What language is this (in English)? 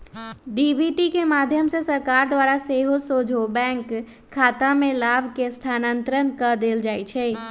Magahi